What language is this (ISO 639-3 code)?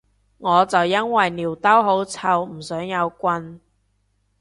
yue